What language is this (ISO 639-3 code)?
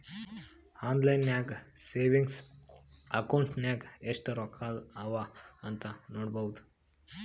kan